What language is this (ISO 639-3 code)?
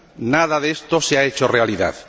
spa